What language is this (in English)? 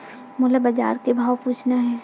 Chhattisgarhi